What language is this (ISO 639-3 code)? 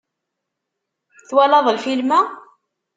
kab